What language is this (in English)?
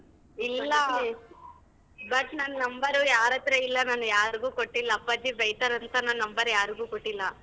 Kannada